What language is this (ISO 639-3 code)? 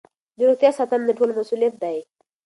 pus